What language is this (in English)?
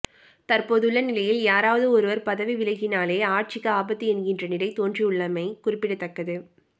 Tamil